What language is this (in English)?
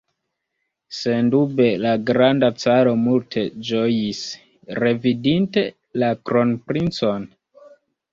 Esperanto